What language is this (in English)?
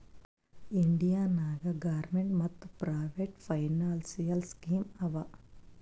Kannada